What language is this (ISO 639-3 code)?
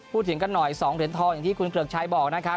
tha